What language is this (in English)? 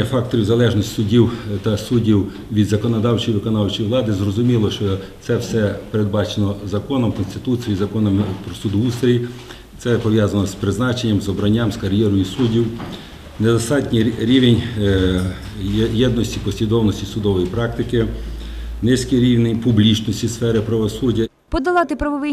Ukrainian